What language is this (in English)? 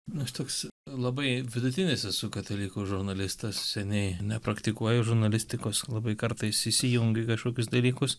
Lithuanian